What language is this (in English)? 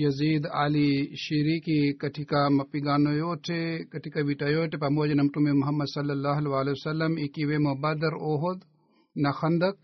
Swahili